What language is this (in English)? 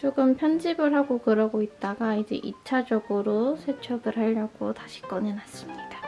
Korean